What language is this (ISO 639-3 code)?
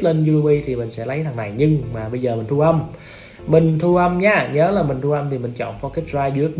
vie